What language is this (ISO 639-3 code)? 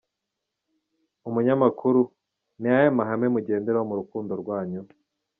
kin